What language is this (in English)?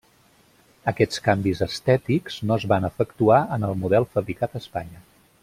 Catalan